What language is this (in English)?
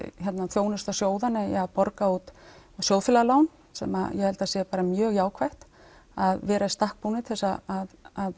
Icelandic